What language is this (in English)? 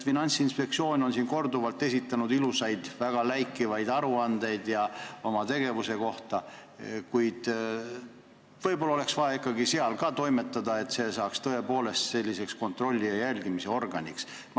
Estonian